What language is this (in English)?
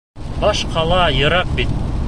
Bashkir